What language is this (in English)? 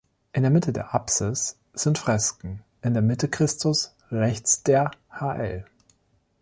German